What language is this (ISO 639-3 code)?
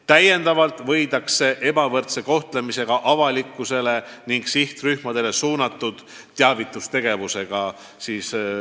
est